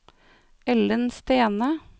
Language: Norwegian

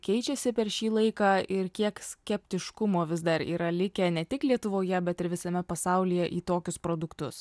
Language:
Lithuanian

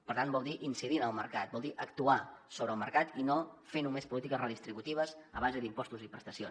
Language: Catalan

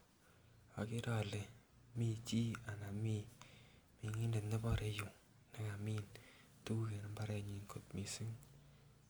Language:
Kalenjin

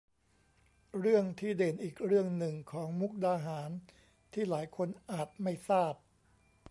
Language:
Thai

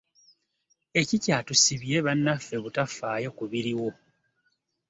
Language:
Ganda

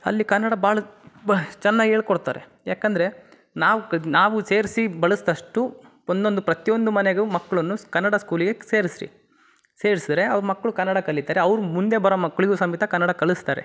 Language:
Kannada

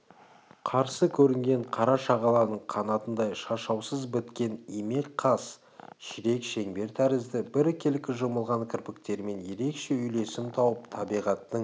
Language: Kazakh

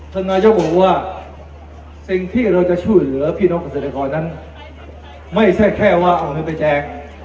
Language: Thai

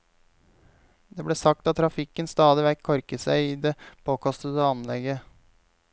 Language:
Norwegian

